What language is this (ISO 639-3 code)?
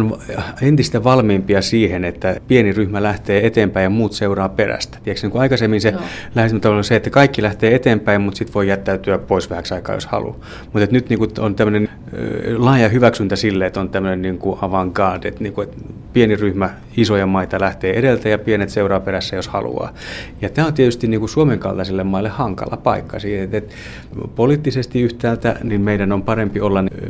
fin